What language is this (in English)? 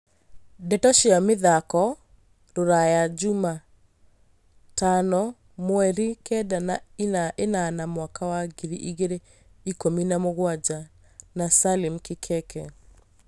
Kikuyu